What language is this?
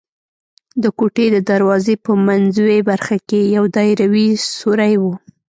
Pashto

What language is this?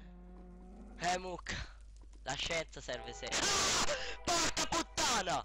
Italian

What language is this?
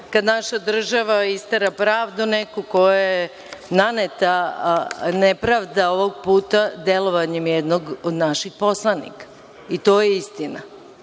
Serbian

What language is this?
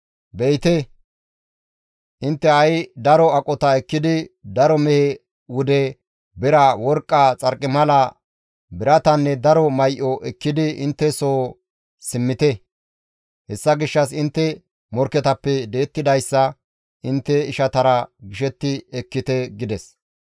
Gamo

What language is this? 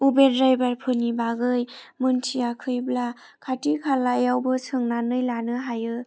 Bodo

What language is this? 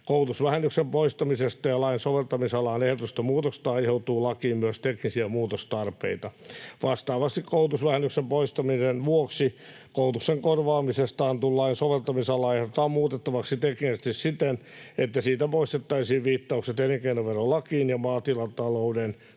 Finnish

